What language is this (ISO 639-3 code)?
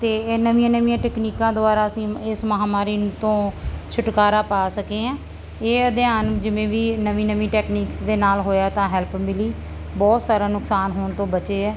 pan